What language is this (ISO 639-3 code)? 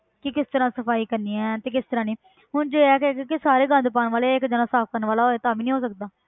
pan